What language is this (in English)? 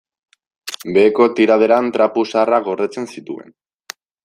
Basque